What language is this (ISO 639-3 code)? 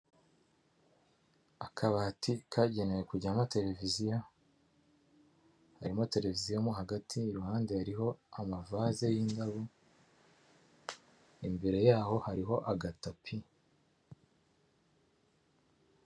kin